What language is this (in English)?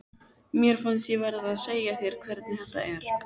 Icelandic